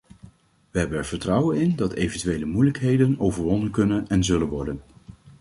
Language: Dutch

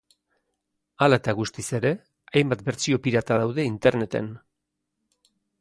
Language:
Basque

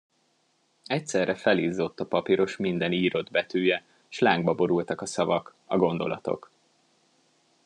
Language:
Hungarian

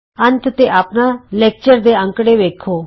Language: Punjabi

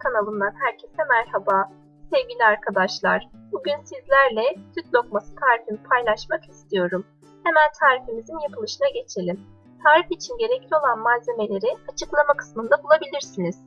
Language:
Turkish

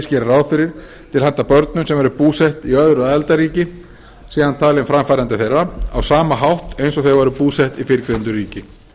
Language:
Icelandic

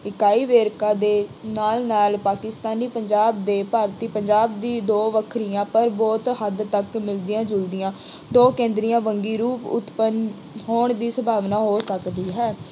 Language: Punjabi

